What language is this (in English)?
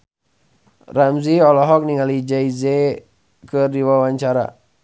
Sundanese